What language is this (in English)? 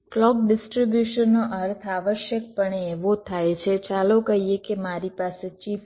Gujarati